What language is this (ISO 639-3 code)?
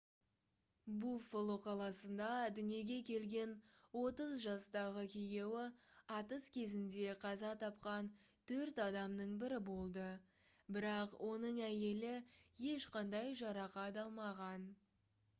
kaz